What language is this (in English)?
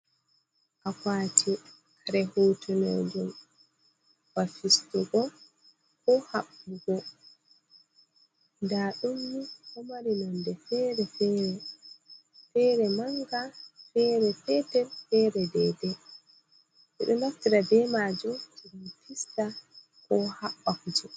Fula